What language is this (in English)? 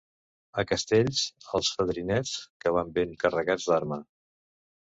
Catalan